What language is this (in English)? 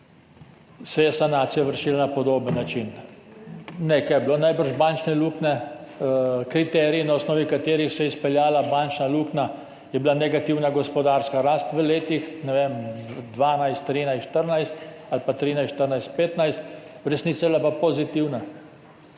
Slovenian